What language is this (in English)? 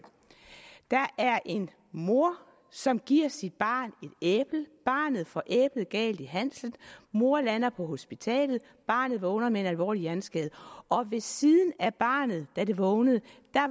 Danish